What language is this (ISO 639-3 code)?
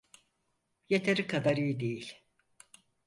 tur